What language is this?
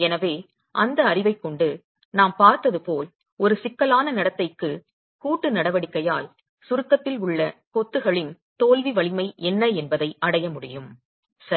Tamil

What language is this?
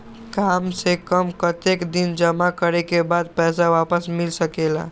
Magahi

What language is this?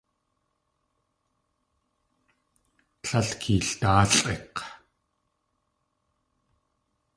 Tlingit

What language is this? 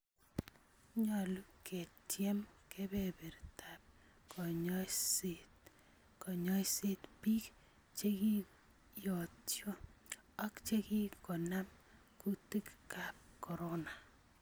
Kalenjin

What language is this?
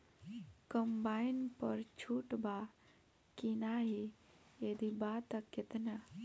Bhojpuri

